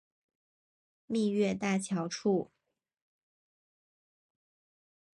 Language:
Chinese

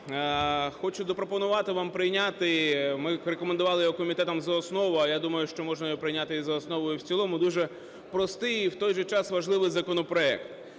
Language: Ukrainian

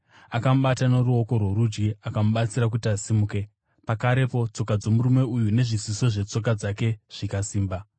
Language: Shona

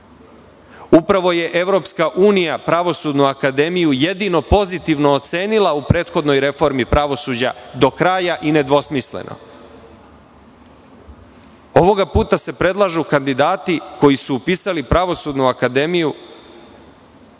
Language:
Serbian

